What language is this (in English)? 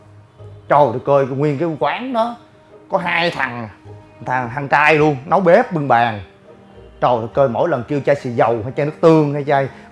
Vietnamese